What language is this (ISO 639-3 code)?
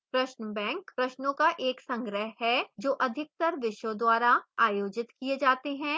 hin